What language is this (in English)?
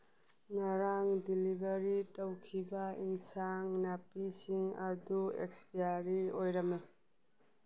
Manipuri